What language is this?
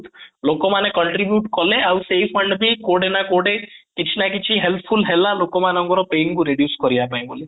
Odia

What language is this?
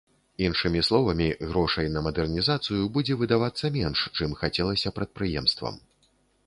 Belarusian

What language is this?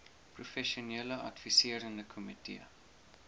Afrikaans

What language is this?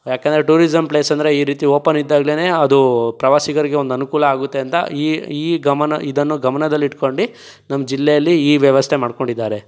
Kannada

